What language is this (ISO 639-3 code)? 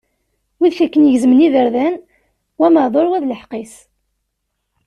kab